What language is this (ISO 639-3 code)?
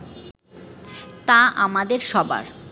ben